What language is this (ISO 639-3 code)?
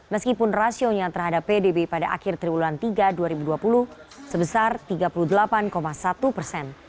ind